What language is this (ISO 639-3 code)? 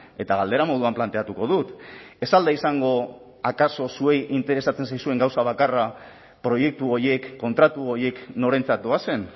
eus